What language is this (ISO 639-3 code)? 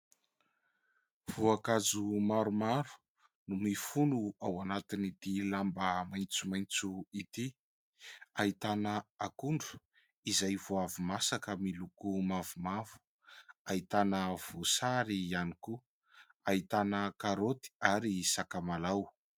mlg